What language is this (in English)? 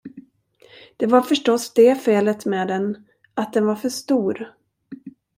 Swedish